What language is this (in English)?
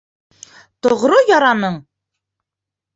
Bashkir